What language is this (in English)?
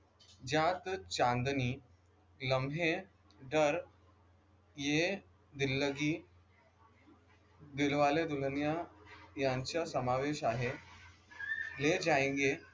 Marathi